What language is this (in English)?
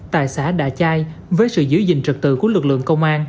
Vietnamese